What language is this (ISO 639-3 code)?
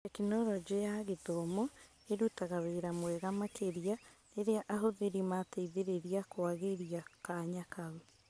kik